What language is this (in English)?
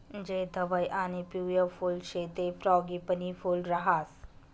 Marathi